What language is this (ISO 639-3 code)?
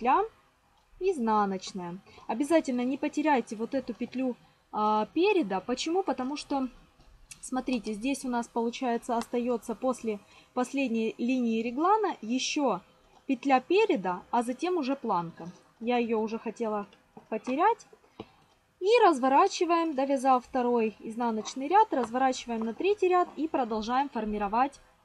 rus